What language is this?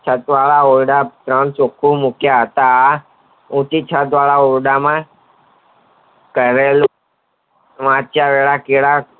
Gujarati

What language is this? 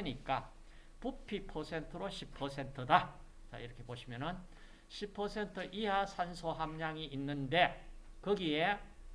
Korean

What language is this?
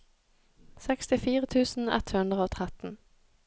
Norwegian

